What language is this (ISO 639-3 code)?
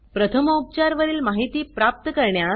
mar